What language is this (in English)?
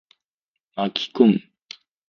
Japanese